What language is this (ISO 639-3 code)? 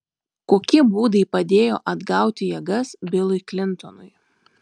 lit